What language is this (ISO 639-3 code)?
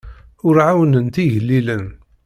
kab